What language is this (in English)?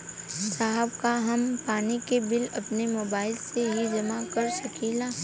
Bhojpuri